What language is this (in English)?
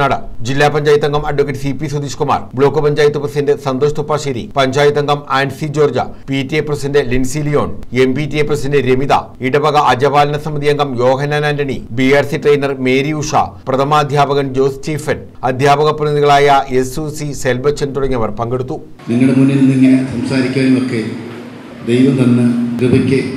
Indonesian